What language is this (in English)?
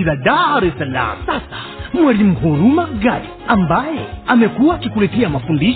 Swahili